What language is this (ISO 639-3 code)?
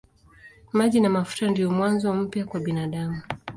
swa